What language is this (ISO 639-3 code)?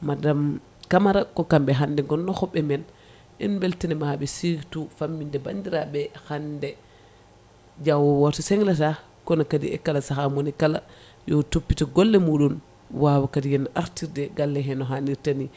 ful